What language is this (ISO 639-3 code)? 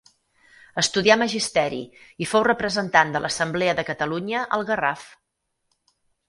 cat